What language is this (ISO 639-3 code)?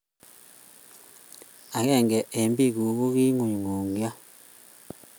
kln